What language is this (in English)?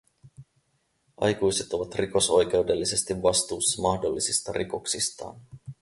Finnish